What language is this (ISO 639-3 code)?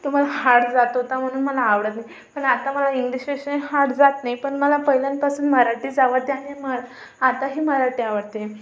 mar